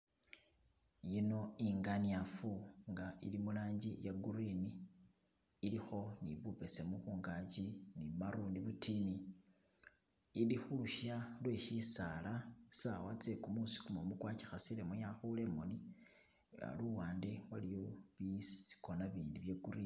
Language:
Masaaba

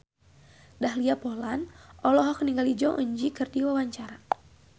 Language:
Sundanese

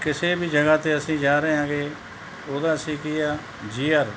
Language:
Punjabi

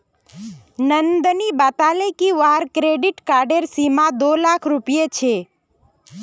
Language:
Magahi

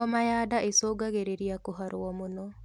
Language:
Kikuyu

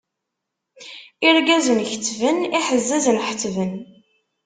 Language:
Kabyle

